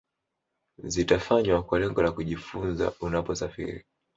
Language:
Swahili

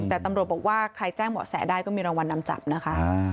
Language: Thai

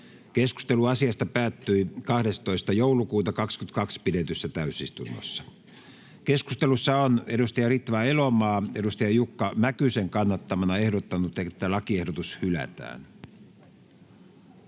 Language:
Finnish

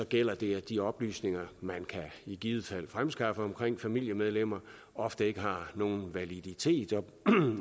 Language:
Danish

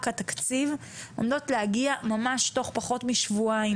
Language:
Hebrew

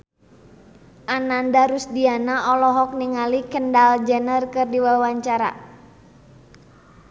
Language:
Sundanese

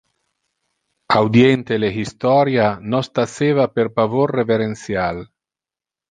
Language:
Interlingua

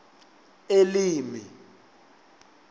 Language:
Venda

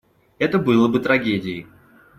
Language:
Russian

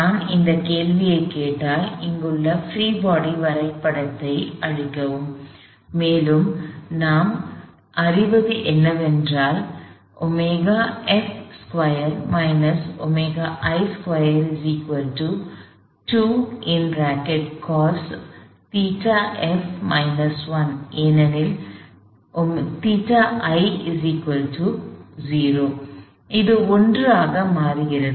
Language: Tamil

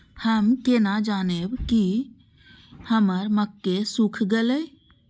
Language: Maithili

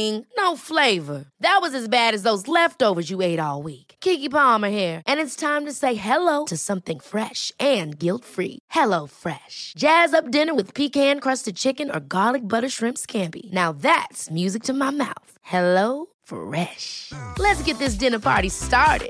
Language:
Filipino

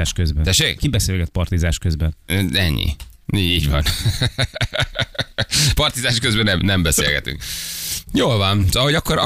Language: Hungarian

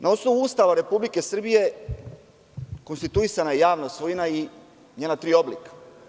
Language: Serbian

